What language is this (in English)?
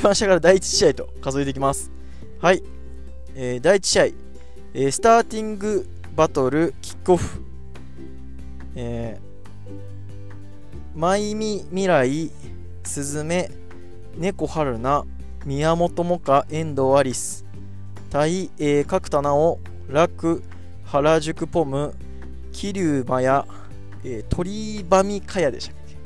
Japanese